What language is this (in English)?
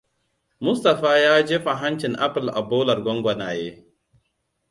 Hausa